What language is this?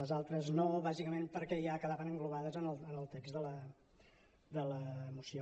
Catalan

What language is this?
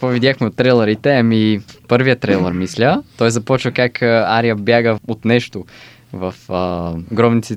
Bulgarian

